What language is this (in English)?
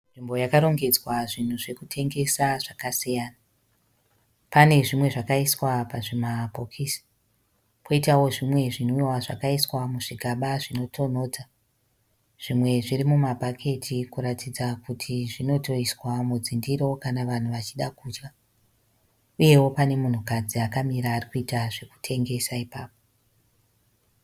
Shona